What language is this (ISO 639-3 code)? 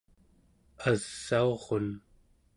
esu